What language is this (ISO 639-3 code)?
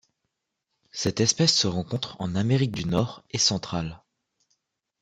fra